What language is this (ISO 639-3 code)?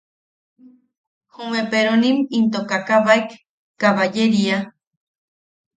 yaq